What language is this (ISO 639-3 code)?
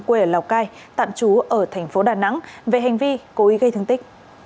vie